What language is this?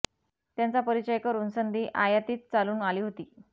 Marathi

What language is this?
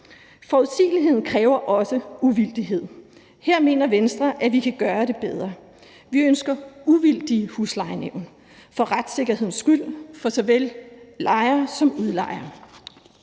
Danish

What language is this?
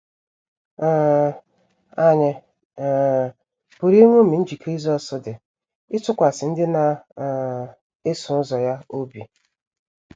Igbo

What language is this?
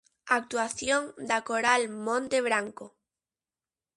Galician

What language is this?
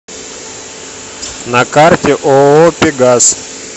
Russian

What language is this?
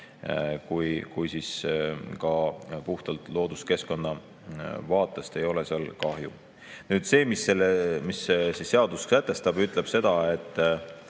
Estonian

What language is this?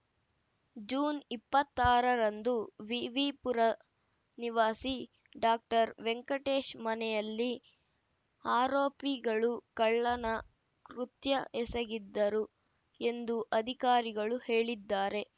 Kannada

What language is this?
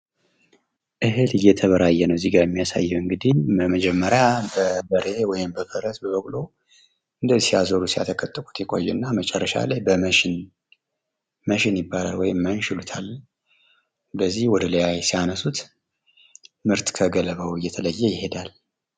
Amharic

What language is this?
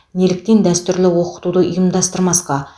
Kazakh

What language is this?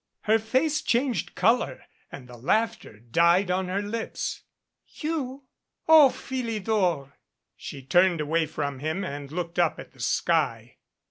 English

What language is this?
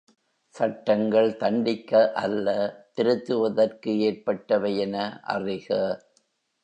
Tamil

